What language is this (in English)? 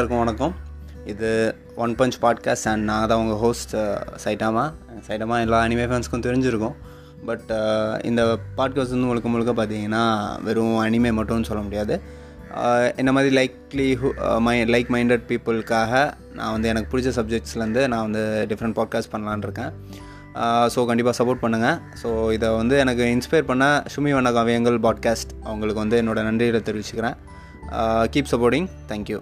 Tamil